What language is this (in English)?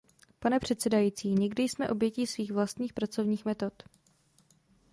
Czech